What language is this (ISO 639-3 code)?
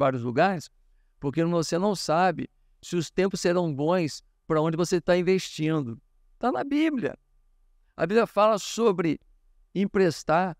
por